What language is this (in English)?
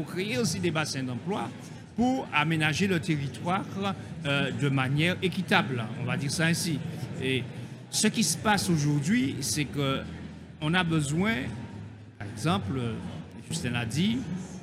French